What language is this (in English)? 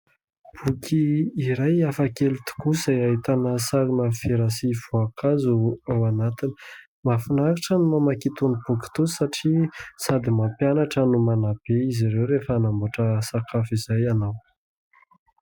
Malagasy